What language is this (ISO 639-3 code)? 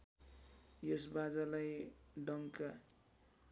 nep